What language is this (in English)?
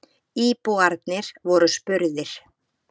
Icelandic